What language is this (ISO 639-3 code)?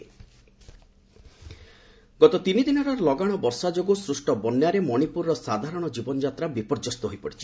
ori